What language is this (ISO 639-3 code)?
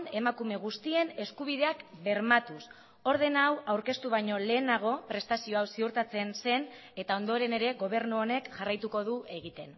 eus